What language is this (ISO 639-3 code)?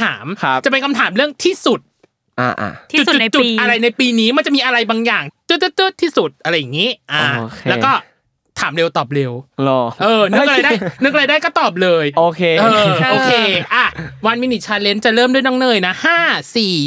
tha